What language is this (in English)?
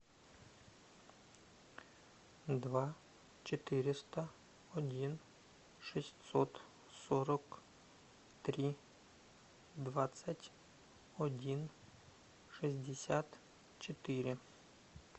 Russian